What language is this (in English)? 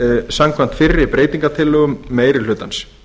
Icelandic